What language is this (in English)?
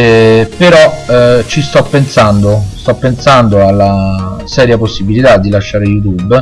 Italian